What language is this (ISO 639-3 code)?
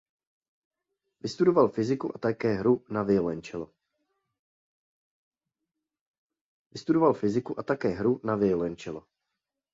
ces